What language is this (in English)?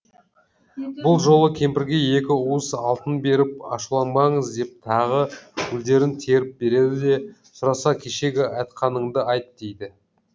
Kazakh